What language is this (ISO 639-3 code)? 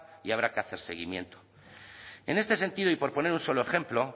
spa